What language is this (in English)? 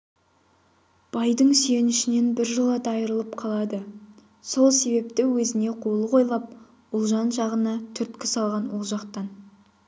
Kazakh